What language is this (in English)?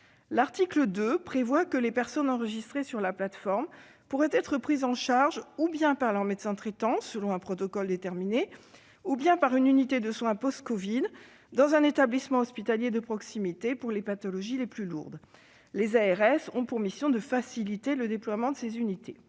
French